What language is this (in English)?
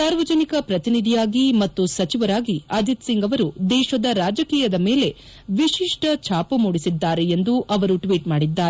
Kannada